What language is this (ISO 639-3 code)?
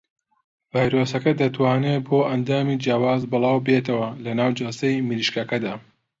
ckb